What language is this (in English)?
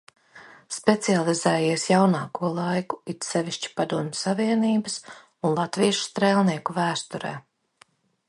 Latvian